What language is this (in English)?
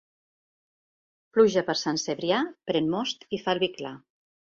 Catalan